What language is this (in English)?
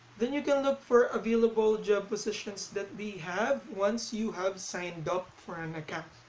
English